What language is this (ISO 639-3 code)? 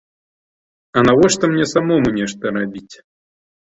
bel